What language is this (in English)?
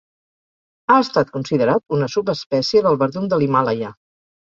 Catalan